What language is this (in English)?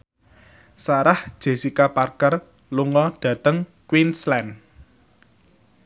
Javanese